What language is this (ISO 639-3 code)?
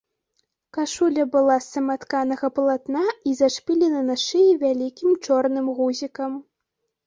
bel